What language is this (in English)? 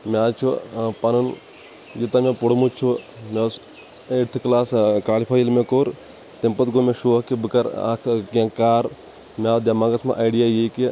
Kashmiri